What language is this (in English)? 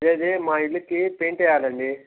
Telugu